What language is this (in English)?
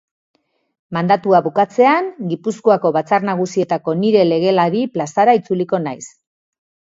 Basque